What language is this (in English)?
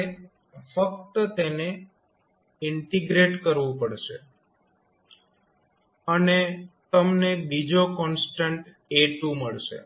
Gujarati